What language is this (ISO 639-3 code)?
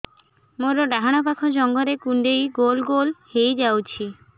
ori